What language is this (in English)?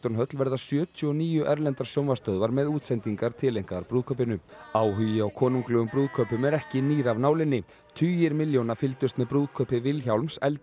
Icelandic